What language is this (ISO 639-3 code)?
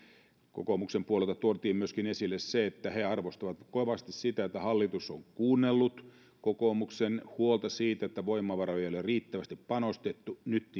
fin